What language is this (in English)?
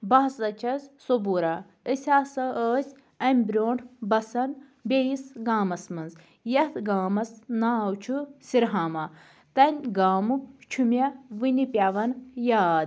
Kashmiri